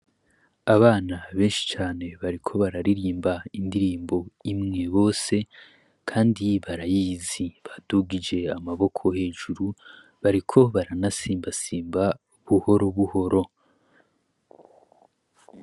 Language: Rundi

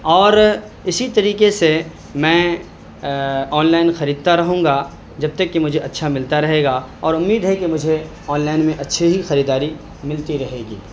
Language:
Urdu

